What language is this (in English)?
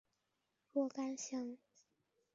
Chinese